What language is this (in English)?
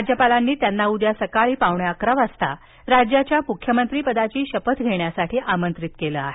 Marathi